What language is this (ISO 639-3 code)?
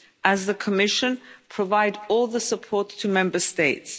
eng